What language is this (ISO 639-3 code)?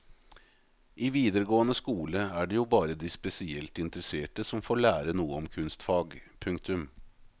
nor